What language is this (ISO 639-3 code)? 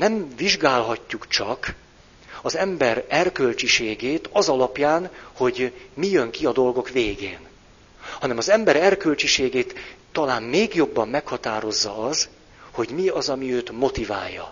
hun